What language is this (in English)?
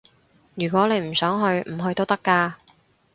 Cantonese